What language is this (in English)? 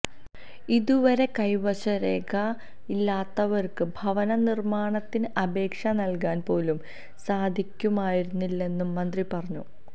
Malayalam